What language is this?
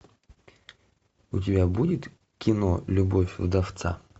Russian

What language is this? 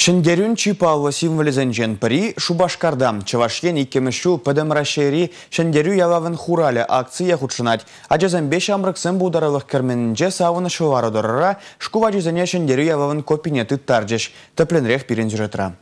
Russian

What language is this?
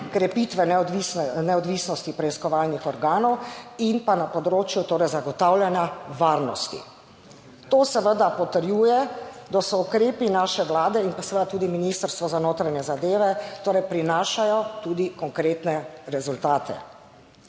Slovenian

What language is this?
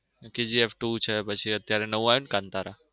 Gujarati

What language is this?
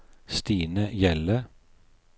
Norwegian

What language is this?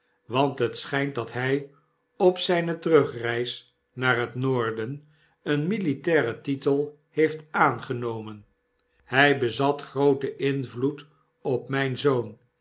Dutch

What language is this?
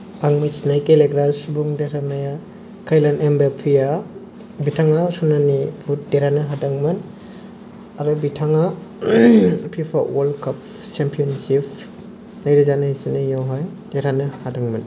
Bodo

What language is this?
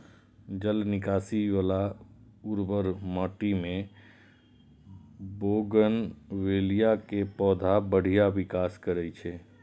Maithili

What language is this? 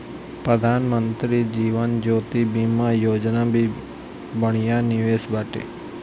Bhojpuri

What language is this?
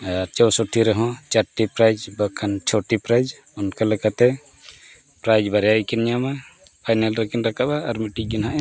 Santali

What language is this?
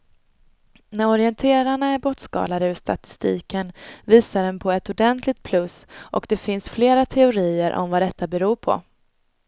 Swedish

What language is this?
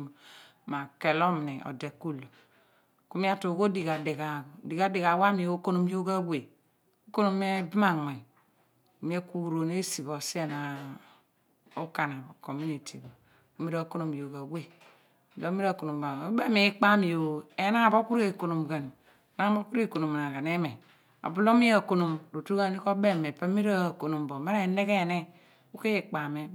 Abua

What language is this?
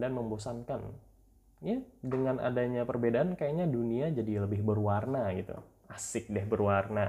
Indonesian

